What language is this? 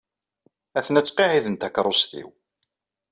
Kabyle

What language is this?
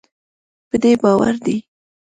Pashto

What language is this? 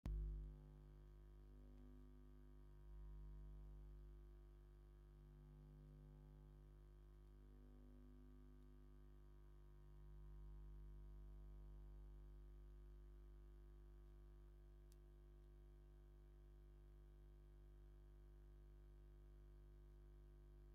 Tigrinya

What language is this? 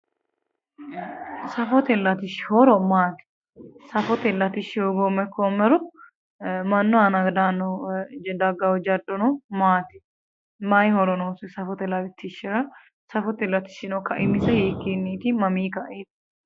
Sidamo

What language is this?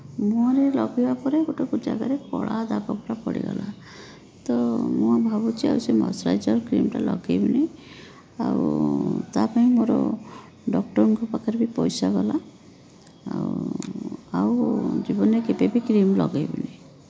Odia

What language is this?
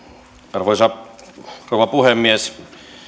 Finnish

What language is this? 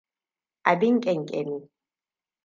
Hausa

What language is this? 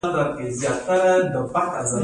Pashto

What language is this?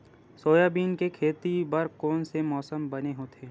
Chhattisgarhi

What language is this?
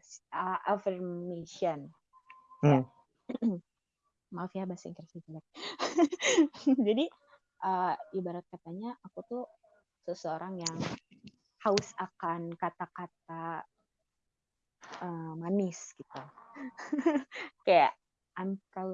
Indonesian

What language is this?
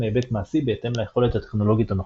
Hebrew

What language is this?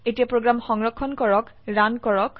Assamese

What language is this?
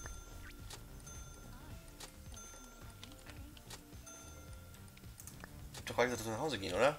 German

